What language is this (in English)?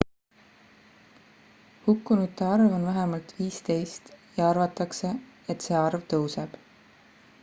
Estonian